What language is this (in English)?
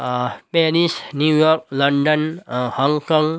Nepali